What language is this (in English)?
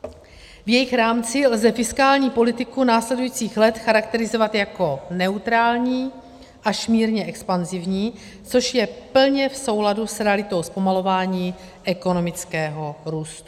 Czech